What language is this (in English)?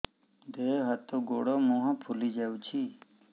Odia